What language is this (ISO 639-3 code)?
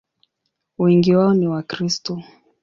swa